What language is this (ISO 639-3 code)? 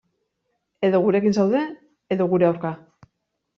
eus